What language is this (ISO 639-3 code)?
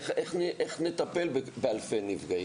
heb